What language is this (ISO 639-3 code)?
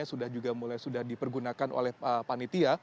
ind